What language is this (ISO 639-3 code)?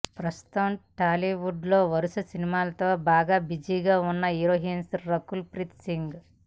tel